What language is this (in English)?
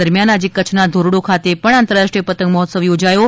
Gujarati